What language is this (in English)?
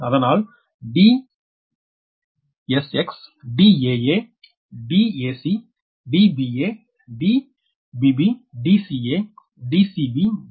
Tamil